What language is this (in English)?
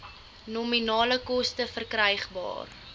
Afrikaans